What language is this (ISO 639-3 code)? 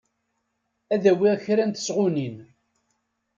kab